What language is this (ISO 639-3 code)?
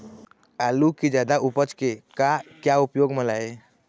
hne